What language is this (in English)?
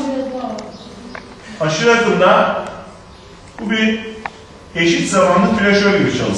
Turkish